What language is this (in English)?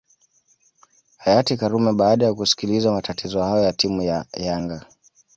Swahili